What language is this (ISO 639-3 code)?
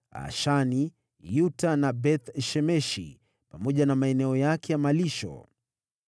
swa